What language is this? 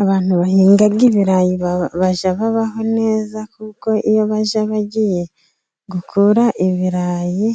Kinyarwanda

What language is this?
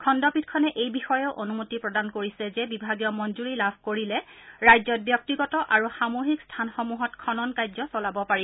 Assamese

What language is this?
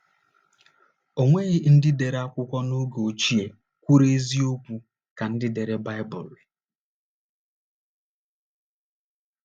Igbo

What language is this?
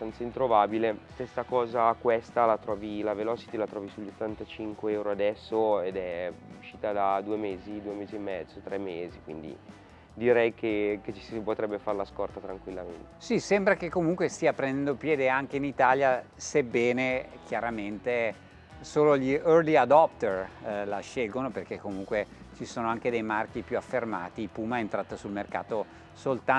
Italian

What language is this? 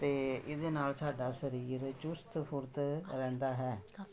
Punjabi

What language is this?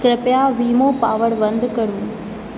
Maithili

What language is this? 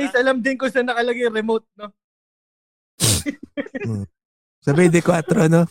Filipino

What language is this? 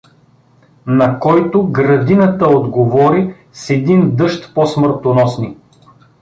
Bulgarian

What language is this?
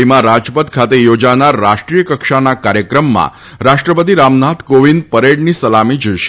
Gujarati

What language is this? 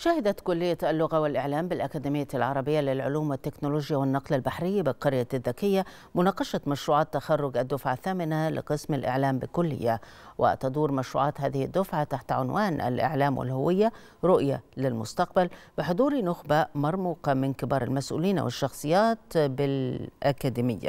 Arabic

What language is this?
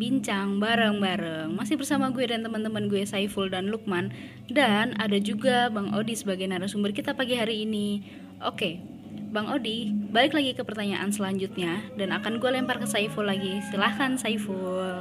Indonesian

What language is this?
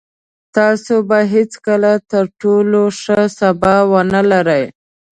Pashto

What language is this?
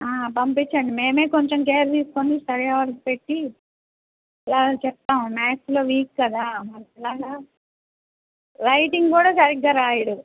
Telugu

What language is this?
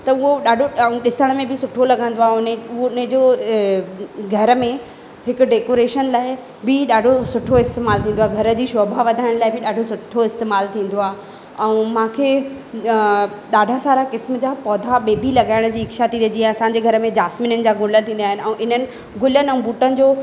Sindhi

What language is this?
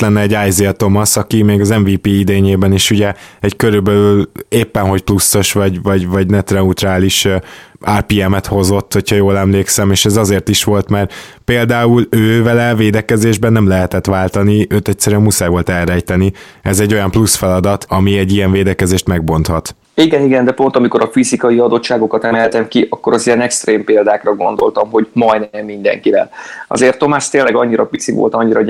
Hungarian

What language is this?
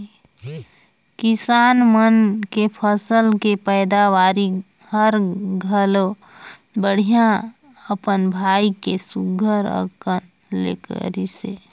Chhattisgarhi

